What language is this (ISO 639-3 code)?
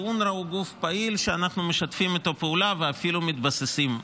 heb